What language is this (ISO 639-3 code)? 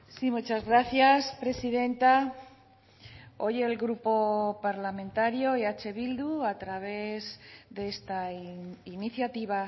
spa